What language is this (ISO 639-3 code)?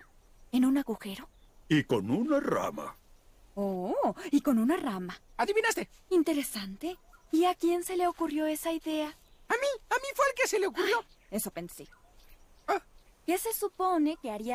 spa